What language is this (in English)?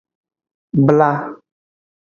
Aja (Benin)